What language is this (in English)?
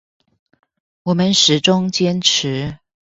Chinese